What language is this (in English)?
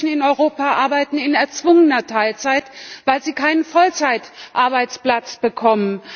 German